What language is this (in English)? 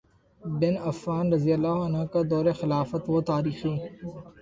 Urdu